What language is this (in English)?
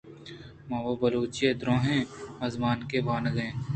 Eastern Balochi